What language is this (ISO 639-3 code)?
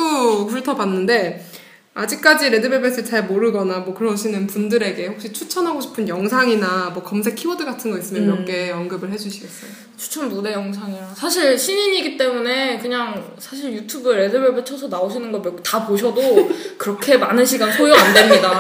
kor